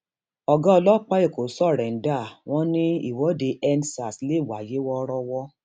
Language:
Yoruba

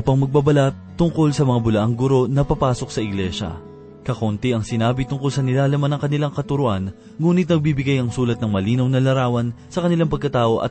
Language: Filipino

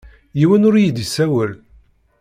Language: Kabyle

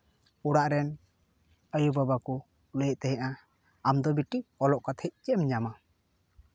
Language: Santali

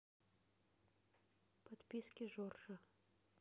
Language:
Russian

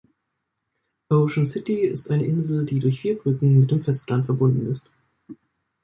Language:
German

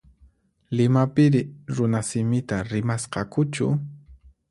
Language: Puno Quechua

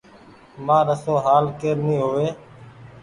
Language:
Goaria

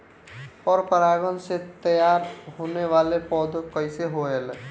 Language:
Bhojpuri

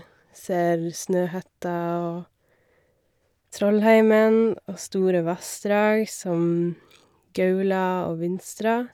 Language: Norwegian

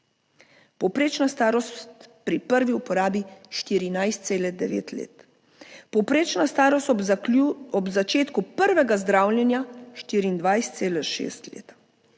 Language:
Slovenian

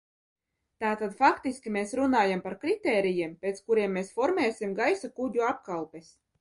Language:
Latvian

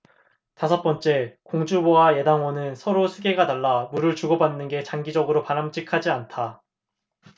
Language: Korean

